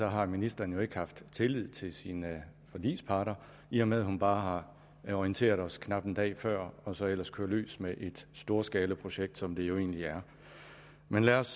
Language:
Danish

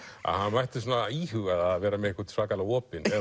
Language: Icelandic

